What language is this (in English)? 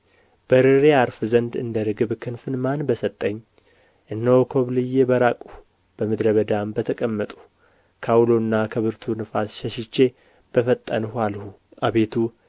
Amharic